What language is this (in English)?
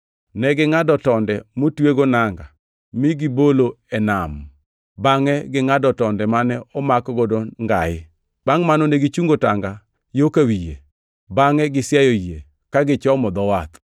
Luo (Kenya and Tanzania)